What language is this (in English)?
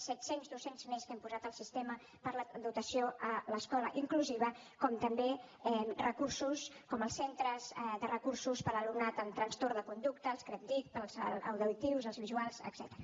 Catalan